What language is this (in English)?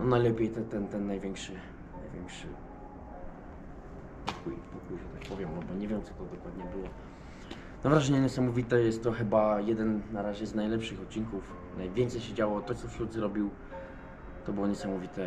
Polish